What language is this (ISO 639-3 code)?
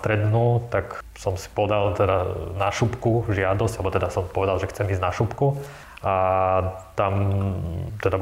slk